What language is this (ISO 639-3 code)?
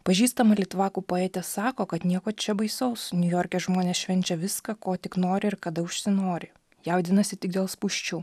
lit